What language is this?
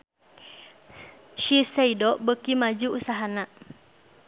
Sundanese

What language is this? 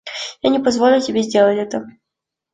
Russian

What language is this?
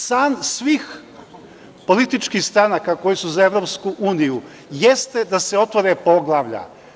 Serbian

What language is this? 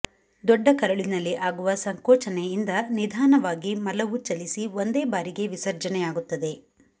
Kannada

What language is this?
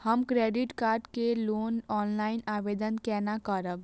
Maithili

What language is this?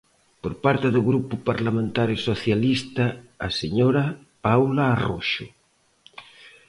Galician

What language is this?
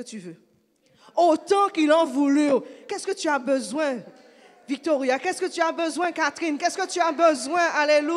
French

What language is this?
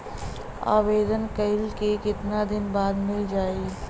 Bhojpuri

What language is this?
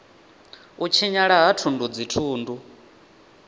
Venda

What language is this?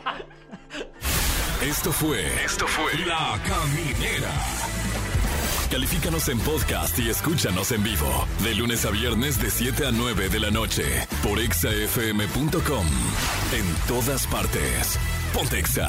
Spanish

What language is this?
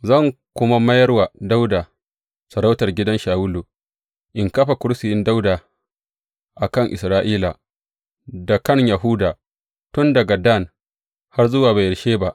Hausa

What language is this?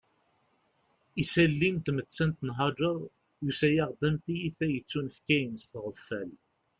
Kabyle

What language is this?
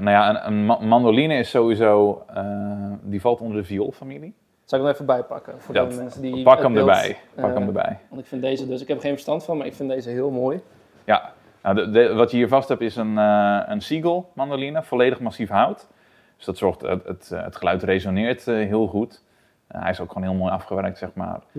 Dutch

